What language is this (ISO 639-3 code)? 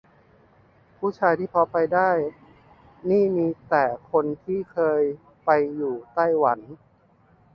tha